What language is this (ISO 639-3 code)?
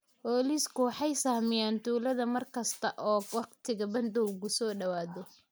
som